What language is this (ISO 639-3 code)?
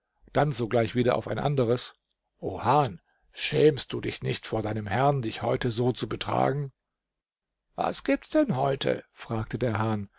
deu